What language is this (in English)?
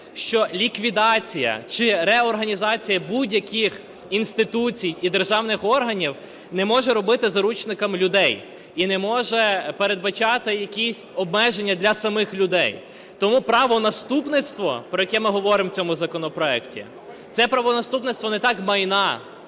Ukrainian